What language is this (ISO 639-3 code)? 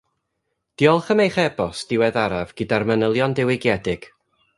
cym